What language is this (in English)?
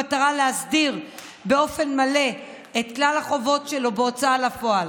Hebrew